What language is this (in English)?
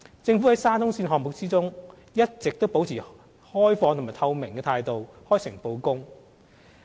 Cantonese